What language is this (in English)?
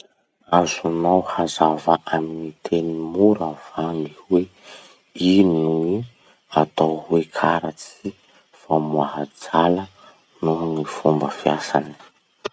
Masikoro Malagasy